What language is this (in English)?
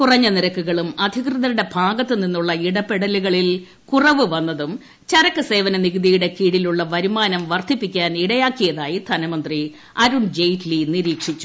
Malayalam